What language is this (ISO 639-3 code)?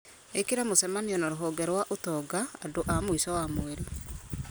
kik